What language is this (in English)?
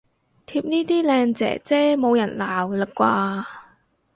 Cantonese